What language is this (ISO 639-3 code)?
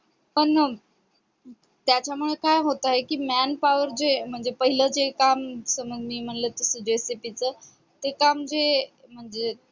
mar